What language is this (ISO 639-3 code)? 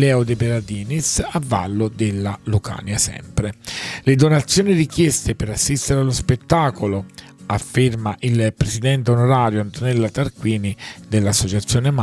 ita